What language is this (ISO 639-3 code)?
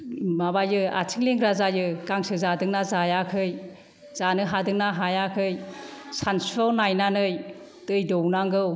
brx